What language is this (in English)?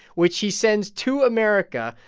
English